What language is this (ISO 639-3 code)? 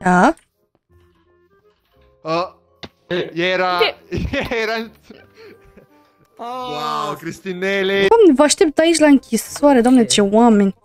ron